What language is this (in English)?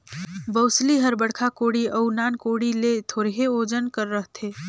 Chhattisgarhi